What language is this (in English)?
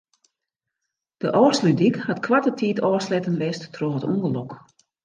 Western Frisian